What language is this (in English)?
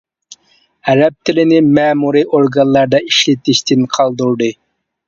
Uyghur